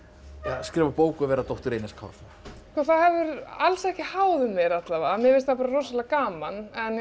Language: Icelandic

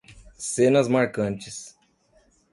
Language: Portuguese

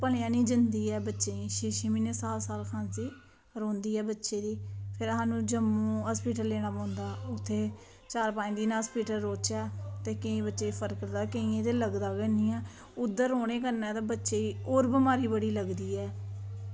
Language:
Dogri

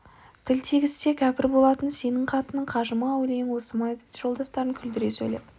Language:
Kazakh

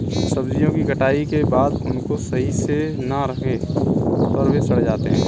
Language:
Hindi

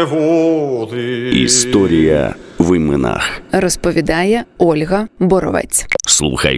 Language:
Ukrainian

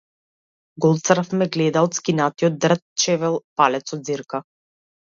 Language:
Macedonian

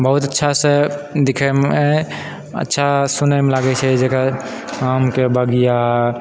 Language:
Maithili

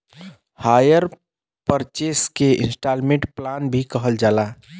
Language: Bhojpuri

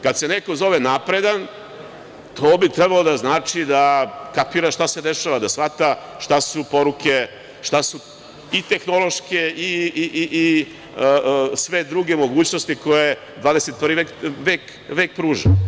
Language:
Serbian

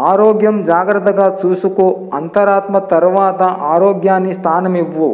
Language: Telugu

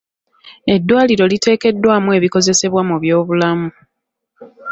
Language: Ganda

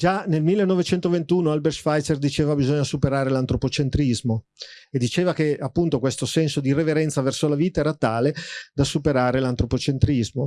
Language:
Italian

